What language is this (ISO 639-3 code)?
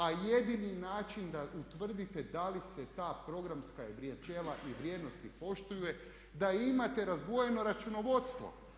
hrv